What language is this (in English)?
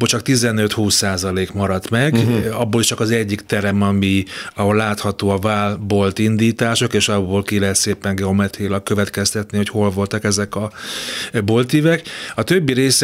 Hungarian